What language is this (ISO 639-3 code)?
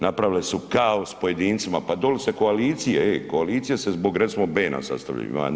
hrv